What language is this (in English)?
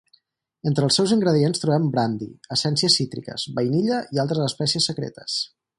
Catalan